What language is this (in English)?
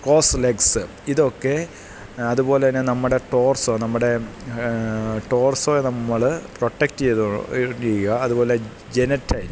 Malayalam